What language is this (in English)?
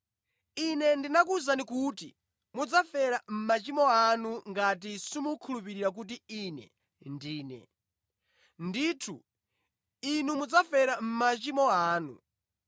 Nyanja